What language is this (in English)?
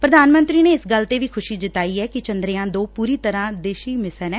Punjabi